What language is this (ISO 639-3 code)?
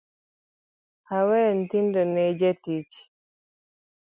luo